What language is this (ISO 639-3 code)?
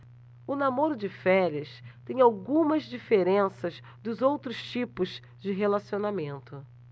por